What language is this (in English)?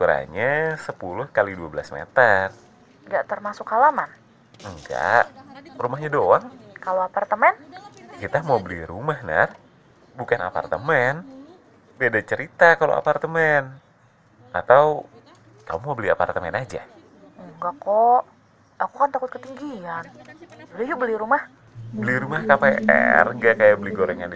Indonesian